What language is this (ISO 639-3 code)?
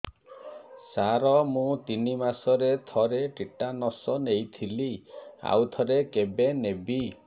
ori